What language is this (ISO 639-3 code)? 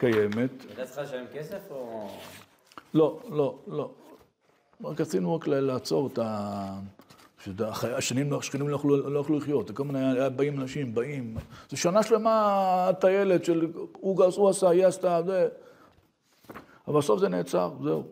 heb